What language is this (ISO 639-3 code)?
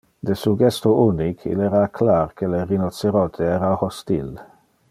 ina